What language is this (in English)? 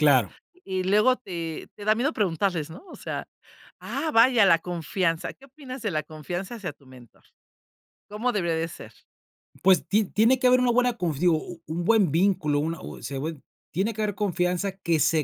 Spanish